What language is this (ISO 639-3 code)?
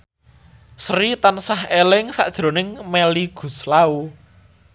jav